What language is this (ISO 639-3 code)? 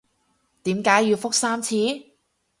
yue